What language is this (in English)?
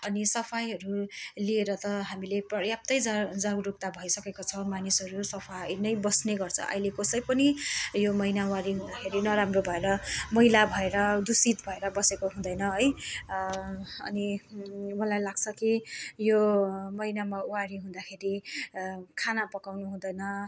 Nepali